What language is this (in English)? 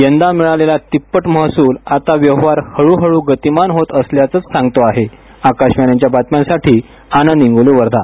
Marathi